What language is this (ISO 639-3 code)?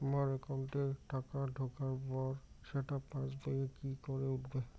ben